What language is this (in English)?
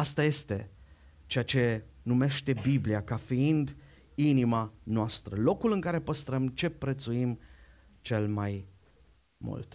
Romanian